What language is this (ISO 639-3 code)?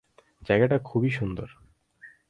ben